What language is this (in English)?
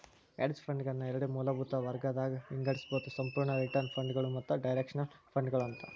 Kannada